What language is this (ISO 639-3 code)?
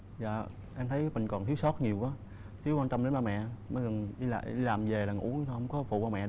vie